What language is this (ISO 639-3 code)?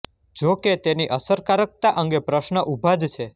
guj